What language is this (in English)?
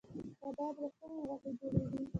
Pashto